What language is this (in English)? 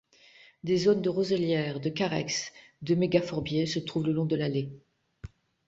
French